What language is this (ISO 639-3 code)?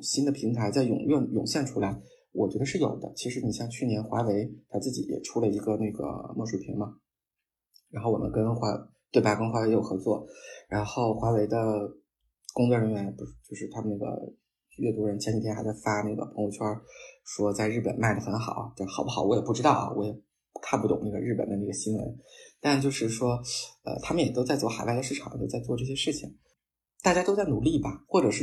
zho